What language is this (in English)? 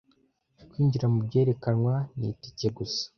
Kinyarwanda